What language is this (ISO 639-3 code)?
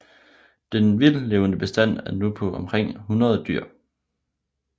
dan